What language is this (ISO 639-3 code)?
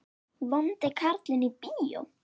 isl